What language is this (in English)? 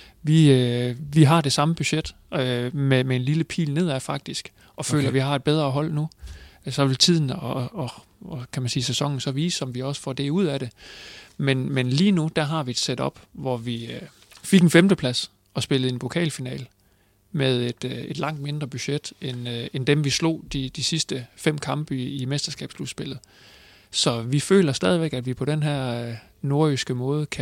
Danish